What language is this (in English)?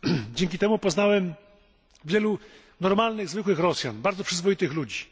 Polish